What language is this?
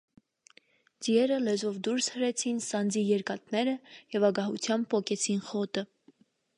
Armenian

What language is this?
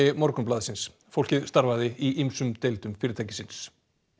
Icelandic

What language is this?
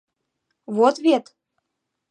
Mari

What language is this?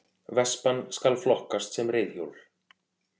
Icelandic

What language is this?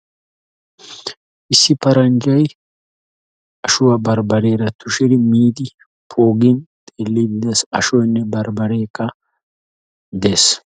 Wolaytta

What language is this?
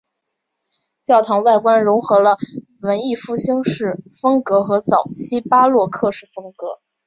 Chinese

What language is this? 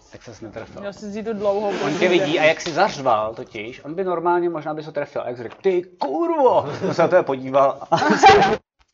Czech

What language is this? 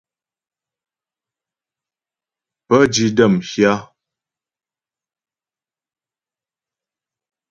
Ghomala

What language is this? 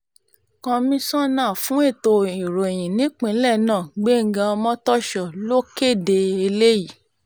Yoruba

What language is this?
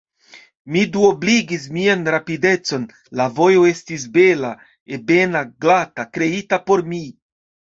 Esperanto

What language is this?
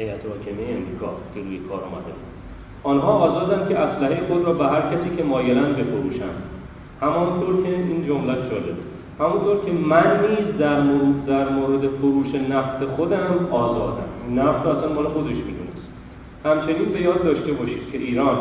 Persian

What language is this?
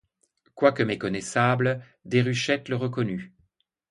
French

